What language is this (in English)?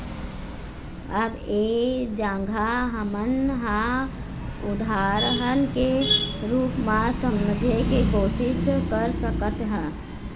Chhattisgarhi